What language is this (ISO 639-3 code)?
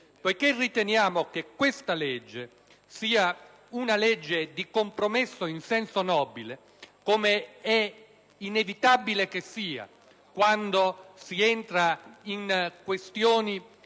ita